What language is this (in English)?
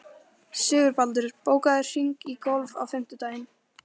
Icelandic